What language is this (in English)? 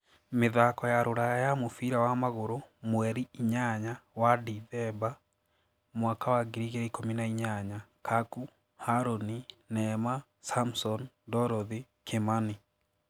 Kikuyu